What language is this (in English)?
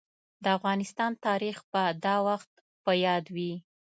Pashto